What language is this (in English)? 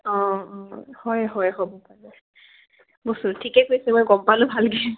Assamese